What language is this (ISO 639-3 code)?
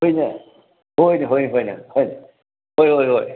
mni